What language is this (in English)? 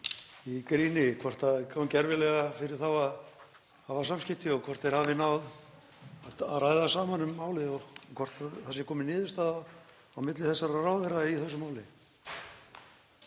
Icelandic